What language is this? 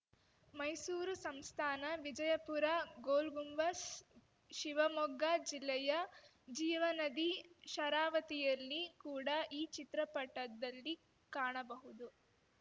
Kannada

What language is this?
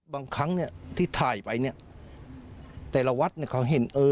Thai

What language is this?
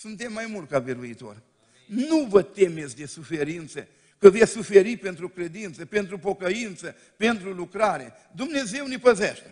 Romanian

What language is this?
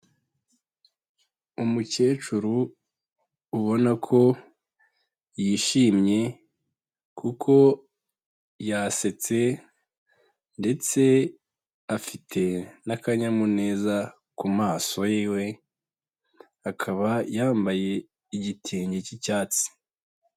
Kinyarwanda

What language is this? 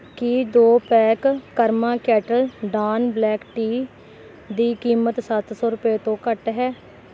Punjabi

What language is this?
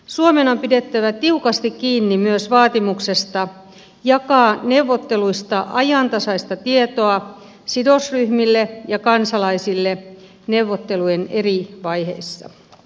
Finnish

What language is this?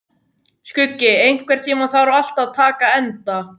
Icelandic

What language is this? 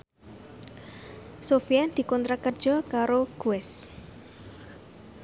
Javanese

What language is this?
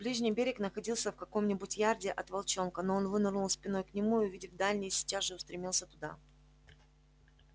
Russian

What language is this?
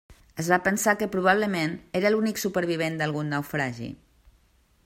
Catalan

